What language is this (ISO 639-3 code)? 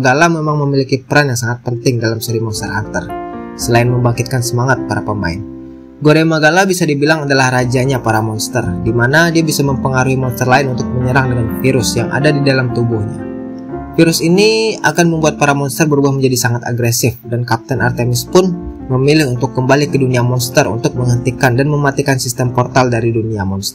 ind